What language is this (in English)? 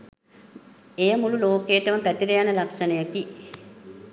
Sinhala